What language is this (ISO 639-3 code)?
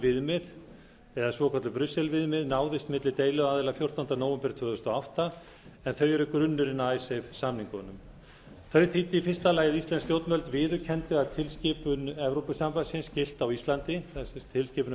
isl